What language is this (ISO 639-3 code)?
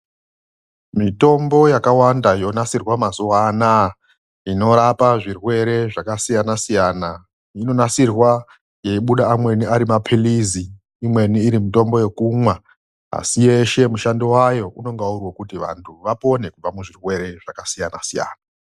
ndc